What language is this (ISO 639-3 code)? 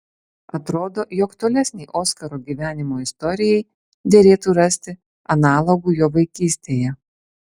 lit